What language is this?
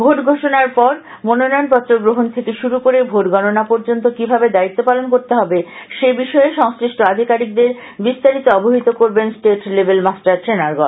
Bangla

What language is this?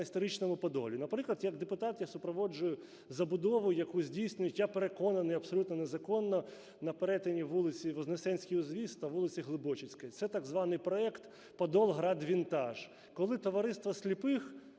Ukrainian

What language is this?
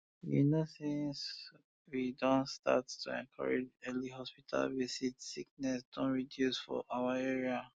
Nigerian Pidgin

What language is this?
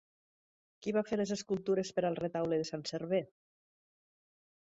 Catalan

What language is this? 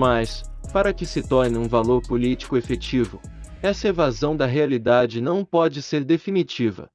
Portuguese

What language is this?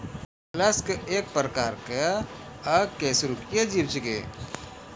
Maithili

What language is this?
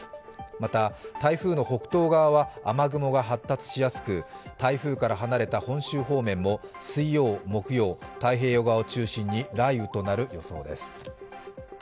Japanese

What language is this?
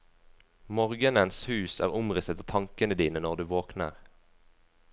Norwegian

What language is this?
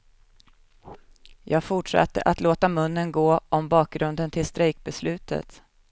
Swedish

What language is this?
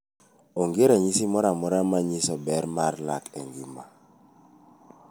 Luo (Kenya and Tanzania)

